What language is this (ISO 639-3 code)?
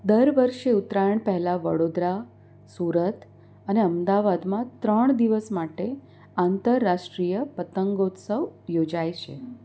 guj